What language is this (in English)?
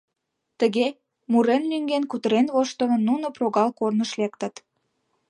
Mari